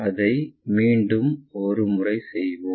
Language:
Tamil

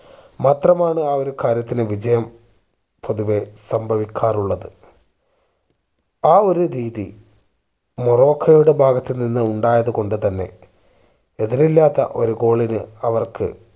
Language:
Malayalam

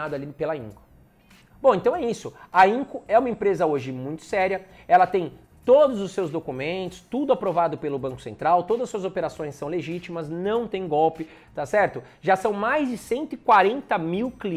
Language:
Portuguese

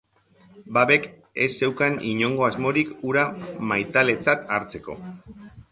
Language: Basque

